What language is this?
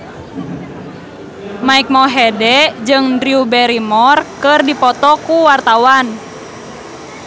Sundanese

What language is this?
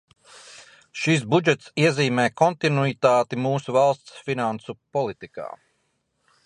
Latvian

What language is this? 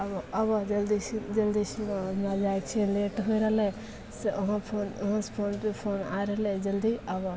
Maithili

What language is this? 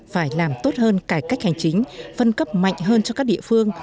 Vietnamese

